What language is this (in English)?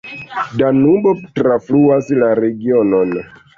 Esperanto